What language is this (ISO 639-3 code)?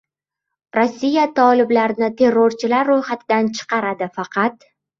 uzb